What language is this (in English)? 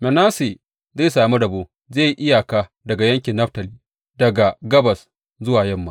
Hausa